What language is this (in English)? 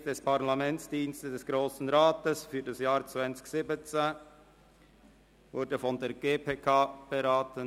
Swiss German